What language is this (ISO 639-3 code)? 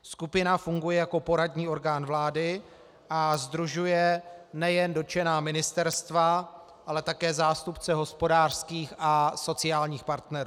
ces